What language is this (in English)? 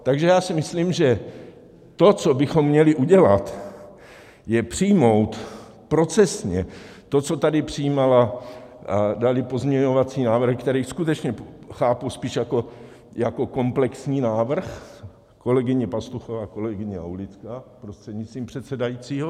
Czech